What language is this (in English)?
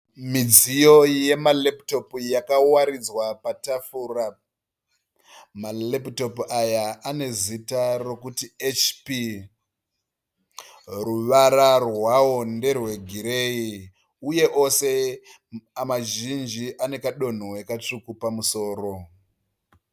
Shona